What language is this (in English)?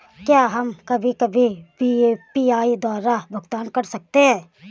Hindi